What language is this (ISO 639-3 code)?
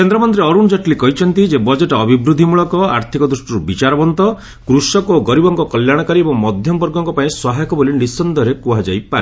ori